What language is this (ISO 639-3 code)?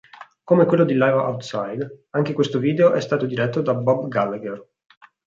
ita